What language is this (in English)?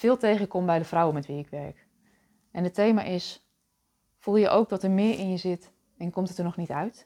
Dutch